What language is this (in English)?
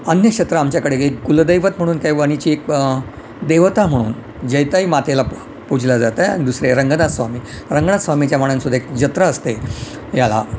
Marathi